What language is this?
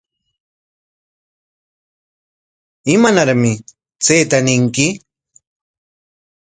Corongo Ancash Quechua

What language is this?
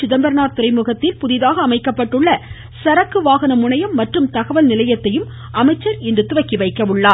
Tamil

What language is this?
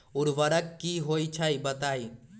Magahi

